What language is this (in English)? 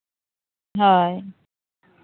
Santali